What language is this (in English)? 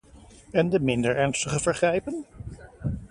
Dutch